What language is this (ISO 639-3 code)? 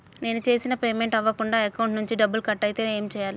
tel